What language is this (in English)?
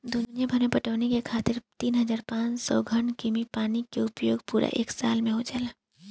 Bhojpuri